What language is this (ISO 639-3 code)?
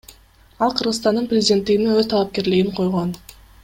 kir